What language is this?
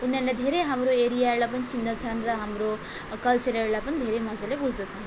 Nepali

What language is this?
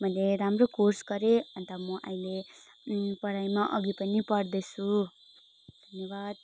Nepali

